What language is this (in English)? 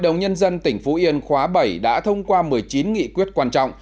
Vietnamese